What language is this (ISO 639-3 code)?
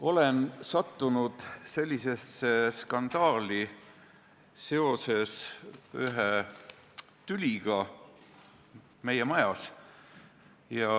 est